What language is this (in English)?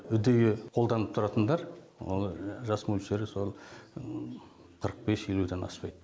Kazakh